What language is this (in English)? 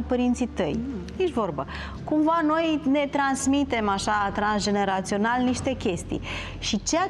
Romanian